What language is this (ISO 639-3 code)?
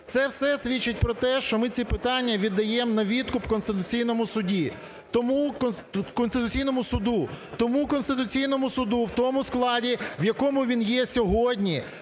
ukr